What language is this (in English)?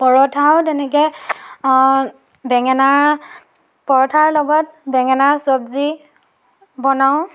Assamese